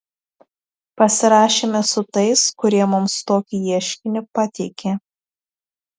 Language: Lithuanian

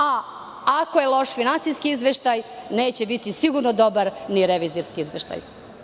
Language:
Serbian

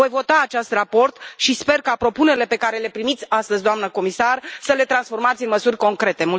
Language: Romanian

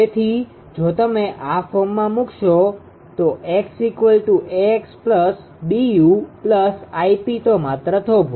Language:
Gujarati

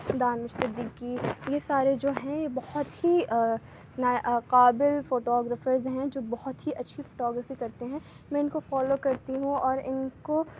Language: Urdu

